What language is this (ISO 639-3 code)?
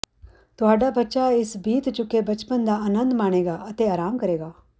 pan